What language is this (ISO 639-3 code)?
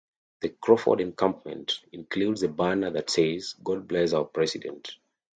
eng